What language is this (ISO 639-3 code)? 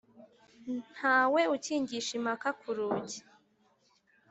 kin